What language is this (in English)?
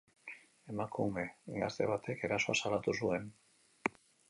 Basque